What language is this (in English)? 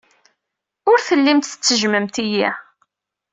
Kabyle